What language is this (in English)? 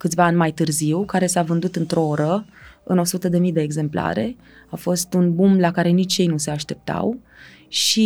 Romanian